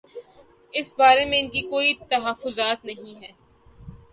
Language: Urdu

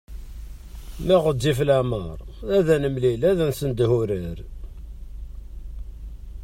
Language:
Kabyle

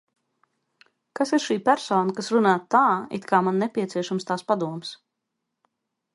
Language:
Latvian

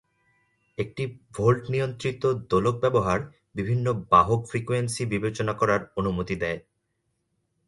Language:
Bangla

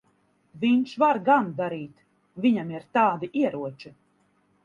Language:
Latvian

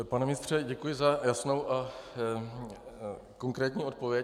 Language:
Czech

